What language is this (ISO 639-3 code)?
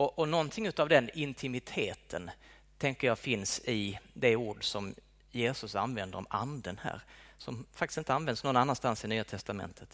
swe